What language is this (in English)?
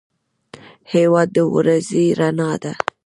Pashto